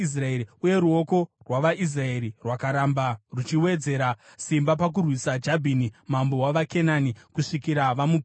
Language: Shona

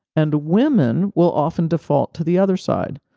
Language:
English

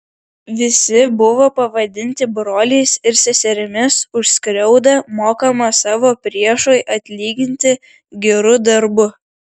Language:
Lithuanian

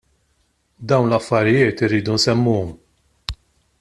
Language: Maltese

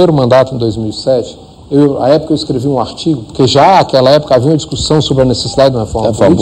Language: Portuguese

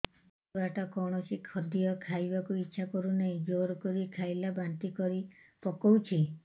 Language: Odia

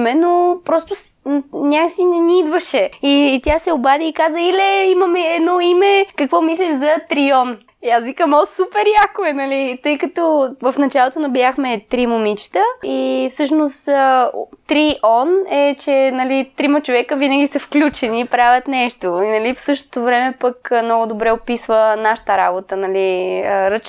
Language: Bulgarian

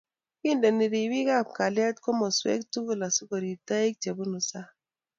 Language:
Kalenjin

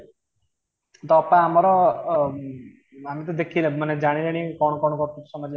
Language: Odia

